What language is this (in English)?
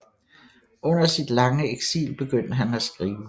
Danish